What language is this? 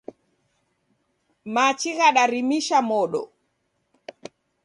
Taita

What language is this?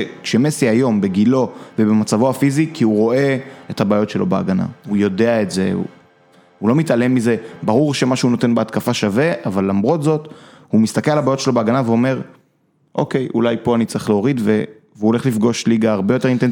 Hebrew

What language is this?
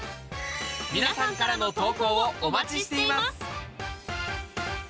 Japanese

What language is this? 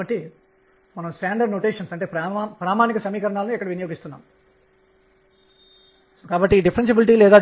Telugu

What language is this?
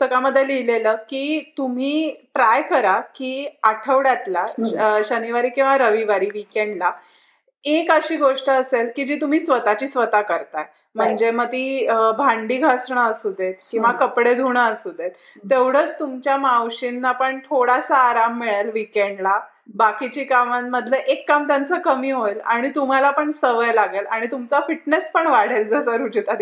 Marathi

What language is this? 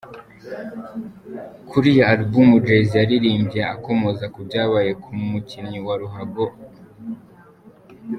Kinyarwanda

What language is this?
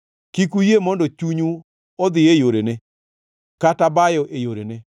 Luo (Kenya and Tanzania)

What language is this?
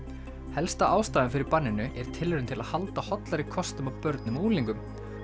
Icelandic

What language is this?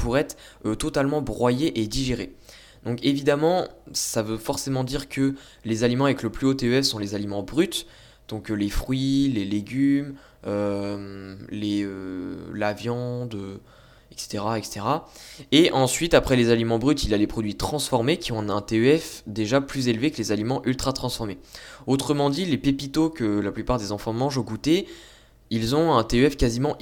French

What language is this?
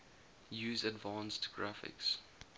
English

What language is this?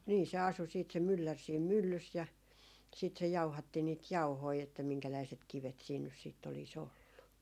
Finnish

